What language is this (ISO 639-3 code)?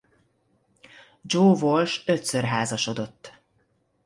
hun